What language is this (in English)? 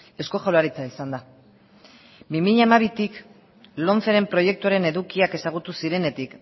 Basque